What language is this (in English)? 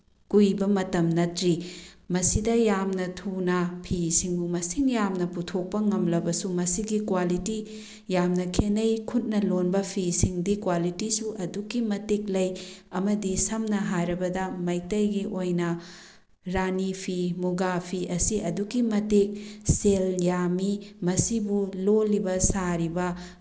Manipuri